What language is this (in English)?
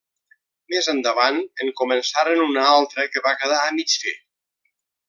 Catalan